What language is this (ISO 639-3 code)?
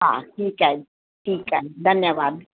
snd